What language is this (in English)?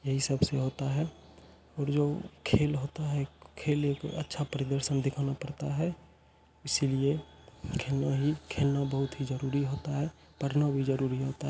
Hindi